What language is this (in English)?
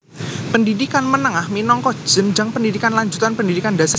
Javanese